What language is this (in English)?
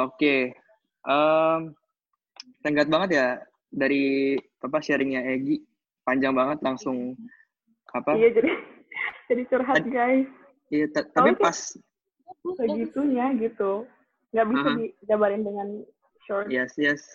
Indonesian